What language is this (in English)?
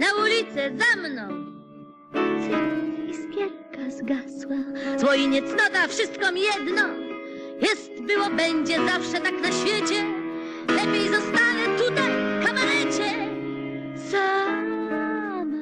Polish